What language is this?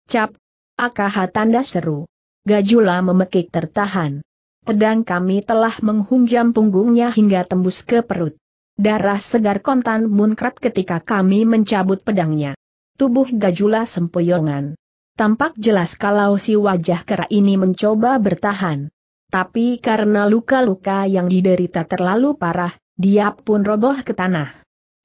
Indonesian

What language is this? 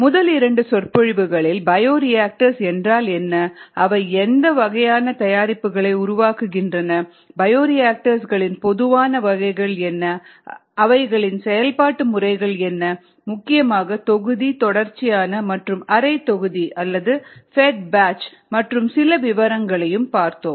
Tamil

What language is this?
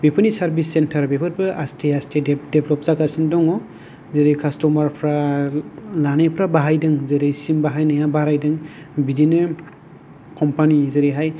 Bodo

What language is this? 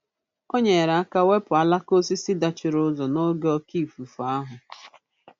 Igbo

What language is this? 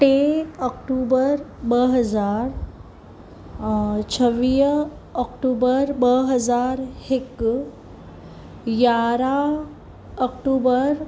Sindhi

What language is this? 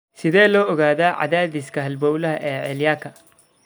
Somali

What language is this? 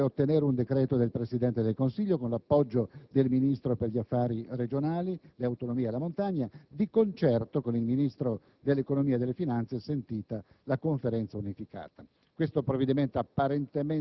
Italian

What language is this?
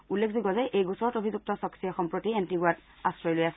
Assamese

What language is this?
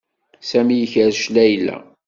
Kabyle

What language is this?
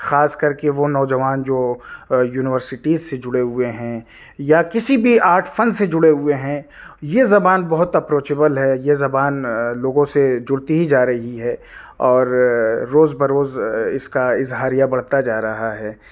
Urdu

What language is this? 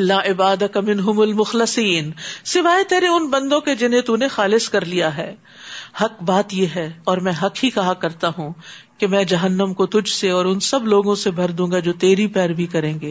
Urdu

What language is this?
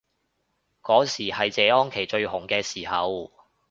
Cantonese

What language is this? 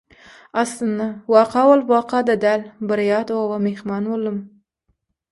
Turkmen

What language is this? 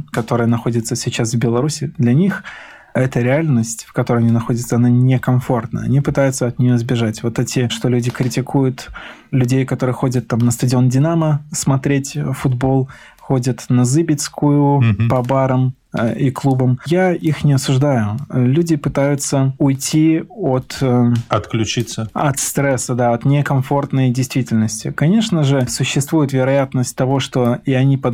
Russian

